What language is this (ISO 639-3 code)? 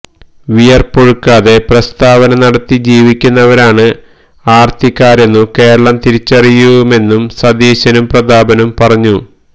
mal